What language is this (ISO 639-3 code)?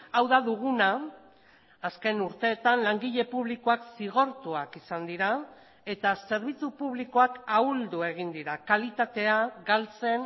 eus